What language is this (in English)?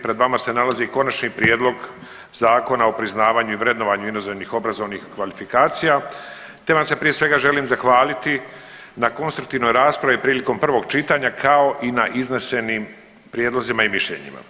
Croatian